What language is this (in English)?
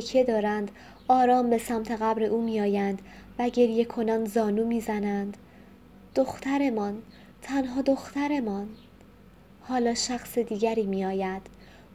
Persian